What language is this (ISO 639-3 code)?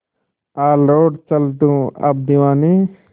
hin